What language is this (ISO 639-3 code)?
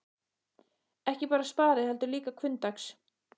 isl